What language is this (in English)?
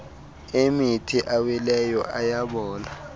Xhosa